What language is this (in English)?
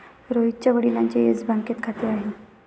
Marathi